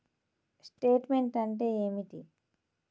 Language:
Telugu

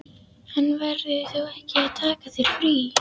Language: Icelandic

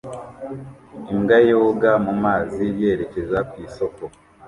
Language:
Kinyarwanda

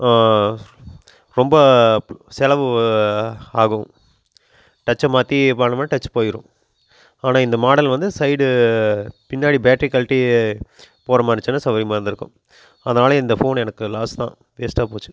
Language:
Tamil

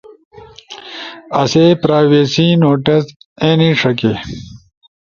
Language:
Ushojo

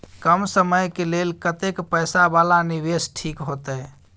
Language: Maithili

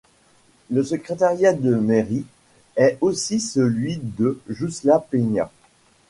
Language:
French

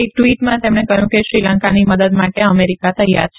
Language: Gujarati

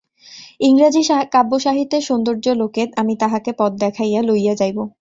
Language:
Bangla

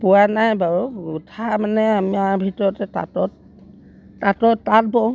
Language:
Assamese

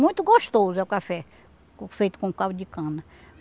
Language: Portuguese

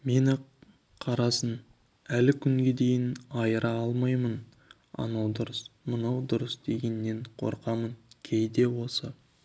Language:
Kazakh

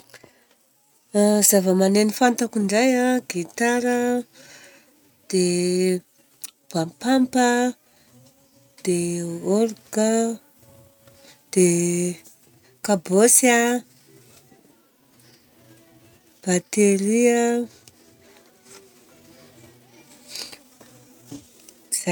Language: Southern Betsimisaraka Malagasy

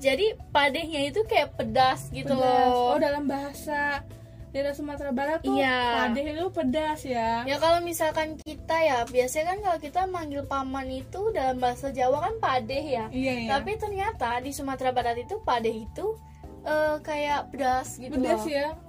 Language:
Indonesian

